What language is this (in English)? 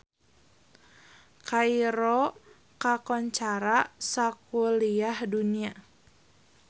Sundanese